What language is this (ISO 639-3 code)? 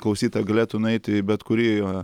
lit